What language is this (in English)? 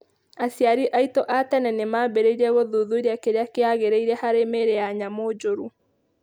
Kikuyu